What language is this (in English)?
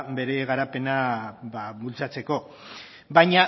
Basque